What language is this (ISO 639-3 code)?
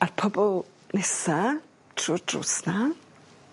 cym